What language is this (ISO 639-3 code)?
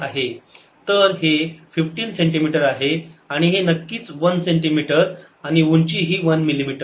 mar